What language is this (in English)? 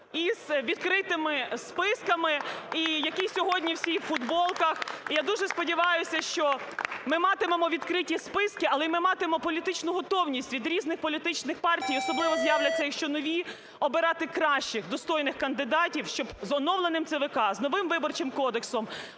Ukrainian